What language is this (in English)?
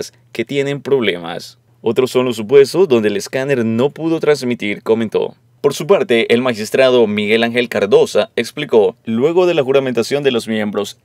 Spanish